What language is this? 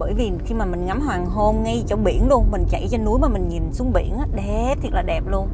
Vietnamese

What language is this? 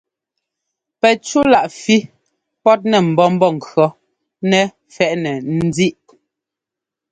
Ngomba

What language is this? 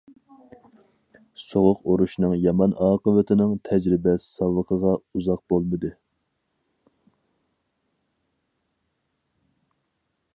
Uyghur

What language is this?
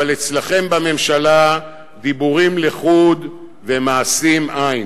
Hebrew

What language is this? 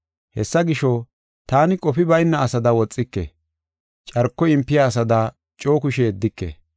Gofa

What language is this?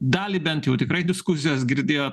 Lithuanian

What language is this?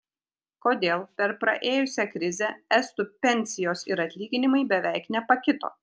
Lithuanian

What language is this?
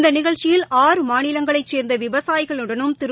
Tamil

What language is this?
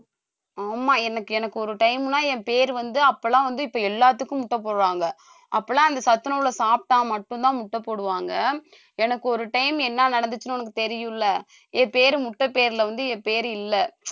Tamil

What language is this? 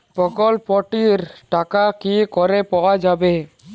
Bangla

